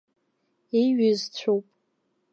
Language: Abkhazian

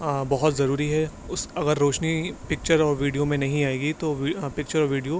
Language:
Urdu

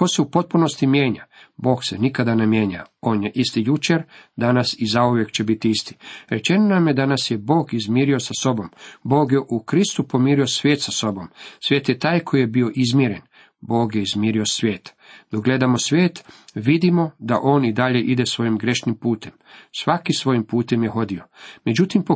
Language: Croatian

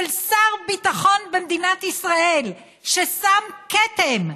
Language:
Hebrew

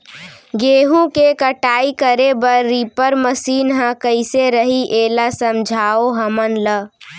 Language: Chhattisgarhi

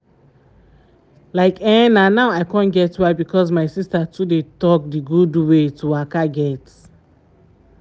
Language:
Nigerian Pidgin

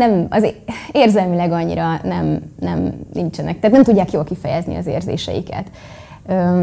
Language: Hungarian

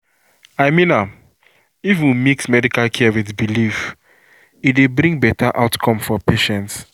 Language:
Nigerian Pidgin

